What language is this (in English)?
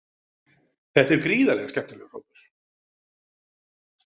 Icelandic